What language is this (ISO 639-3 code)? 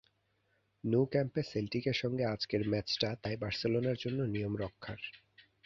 ben